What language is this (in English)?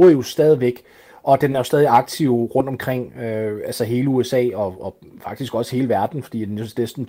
Danish